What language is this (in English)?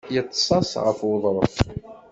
Kabyle